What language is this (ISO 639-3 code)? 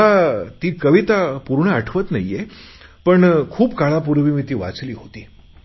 mar